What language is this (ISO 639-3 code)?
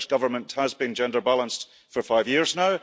eng